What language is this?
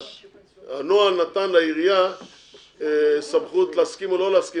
Hebrew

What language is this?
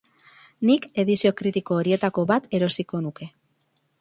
Basque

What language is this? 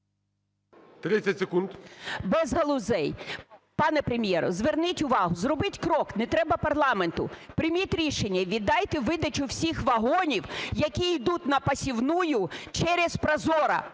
Ukrainian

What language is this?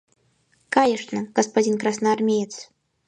Mari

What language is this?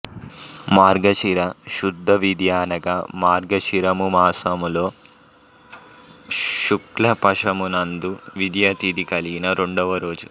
Telugu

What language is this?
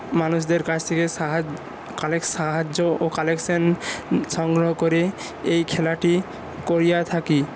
Bangla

